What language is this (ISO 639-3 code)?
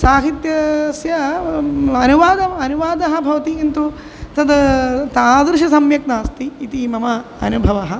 san